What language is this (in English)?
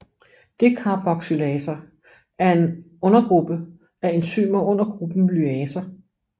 Danish